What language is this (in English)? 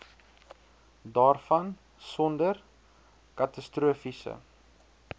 Afrikaans